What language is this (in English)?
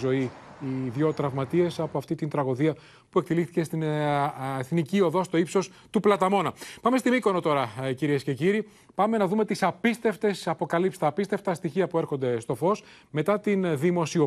Greek